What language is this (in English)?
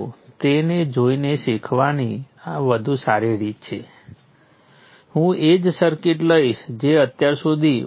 Gujarati